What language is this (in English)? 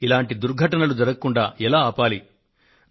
Telugu